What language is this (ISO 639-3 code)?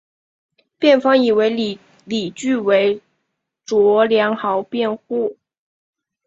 zho